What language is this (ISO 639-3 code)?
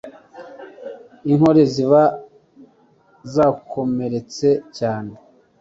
kin